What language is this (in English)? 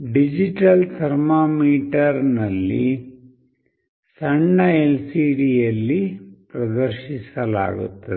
Kannada